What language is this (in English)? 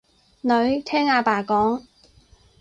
Cantonese